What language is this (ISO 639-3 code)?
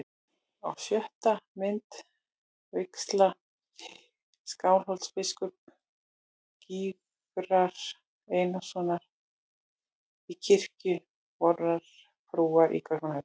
isl